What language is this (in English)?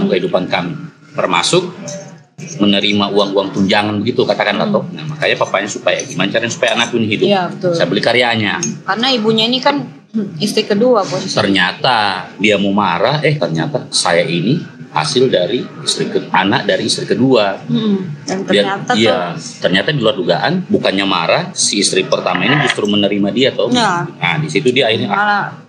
Indonesian